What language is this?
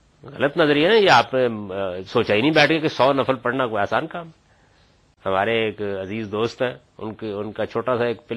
Urdu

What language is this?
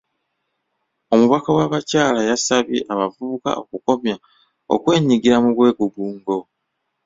Ganda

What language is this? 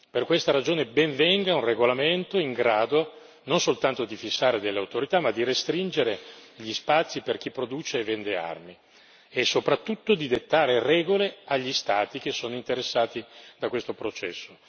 Italian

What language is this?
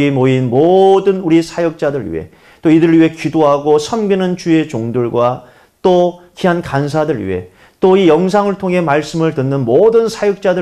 Korean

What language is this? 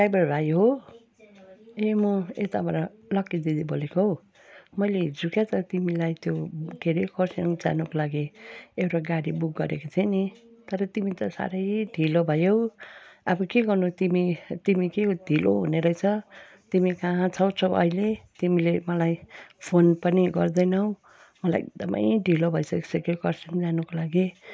Nepali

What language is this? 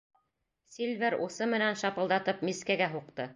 Bashkir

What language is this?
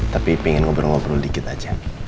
Indonesian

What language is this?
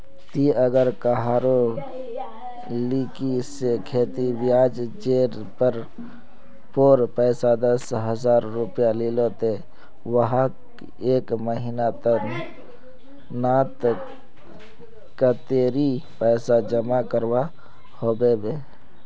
Magahi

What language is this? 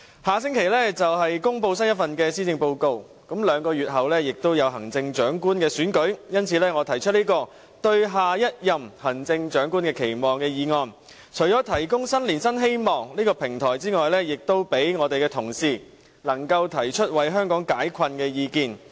Cantonese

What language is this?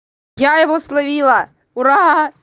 Russian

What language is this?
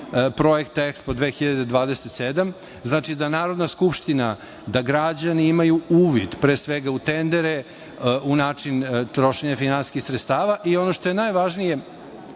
Serbian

